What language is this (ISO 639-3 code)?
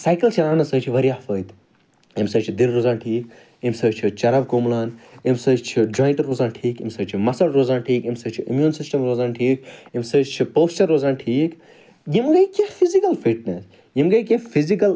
kas